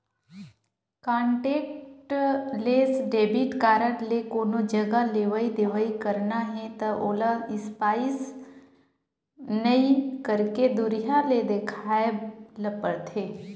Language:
Chhattisgarhi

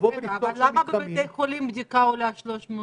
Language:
Hebrew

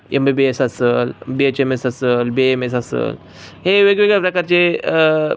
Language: Marathi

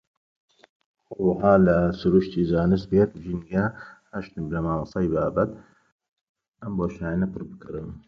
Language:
Central Kurdish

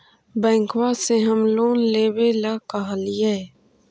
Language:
Magahi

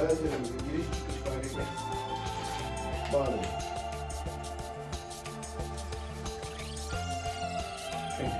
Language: Turkish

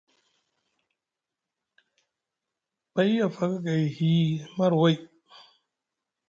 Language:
Musgu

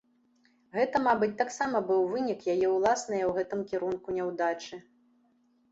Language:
Belarusian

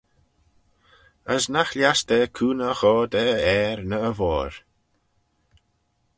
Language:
Manx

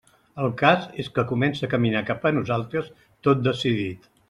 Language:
Catalan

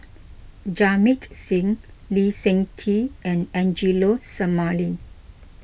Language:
English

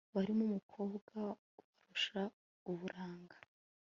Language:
Kinyarwanda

